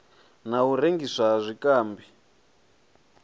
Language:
Venda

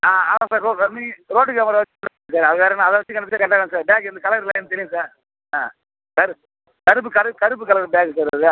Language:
Tamil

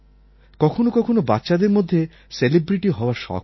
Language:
Bangla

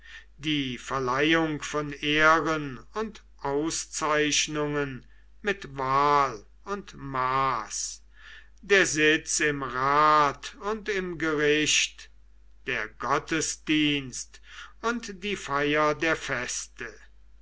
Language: German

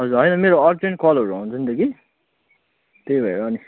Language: Nepali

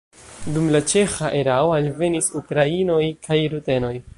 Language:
Esperanto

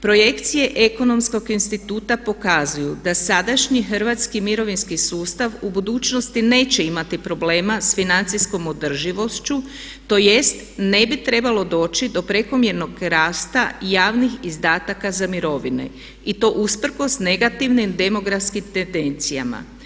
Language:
Croatian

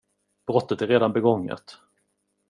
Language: Swedish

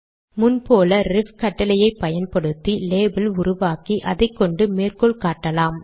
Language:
Tamil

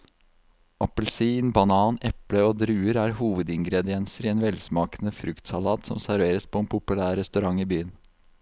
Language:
Norwegian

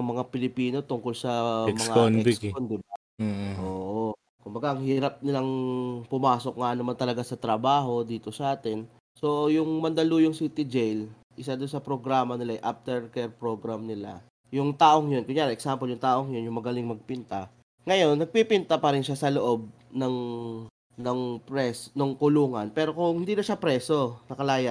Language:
Filipino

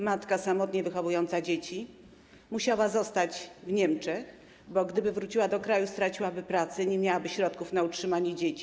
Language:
Polish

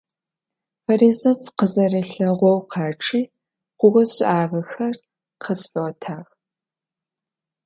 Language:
Adyghe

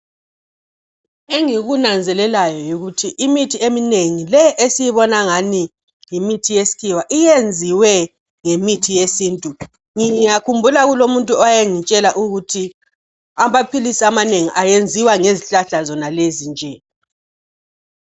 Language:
North Ndebele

